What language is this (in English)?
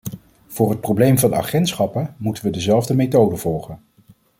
Dutch